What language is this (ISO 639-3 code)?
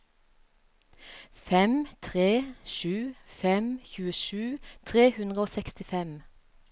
nor